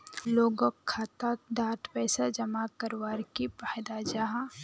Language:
Magahi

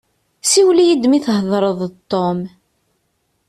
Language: Kabyle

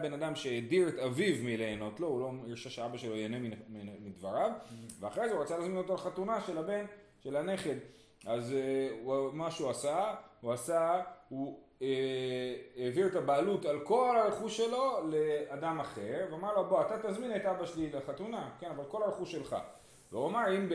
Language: Hebrew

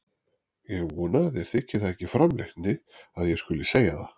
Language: Icelandic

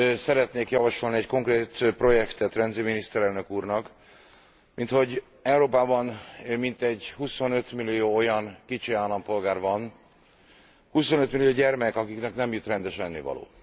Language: Hungarian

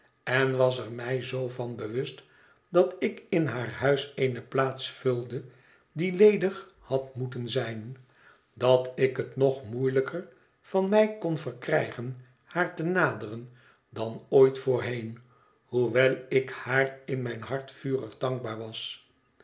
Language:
Dutch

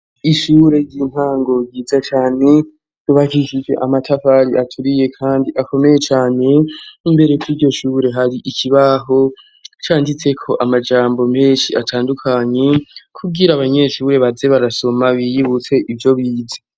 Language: Rundi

